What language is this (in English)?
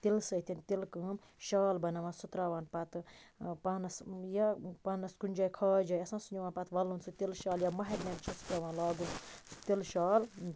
Kashmiri